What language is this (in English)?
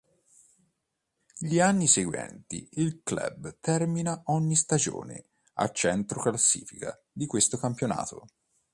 Italian